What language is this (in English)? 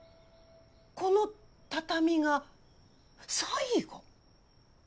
Japanese